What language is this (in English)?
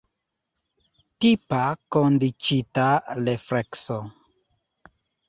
Esperanto